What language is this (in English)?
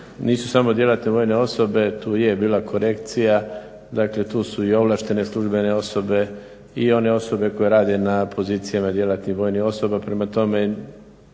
Croatian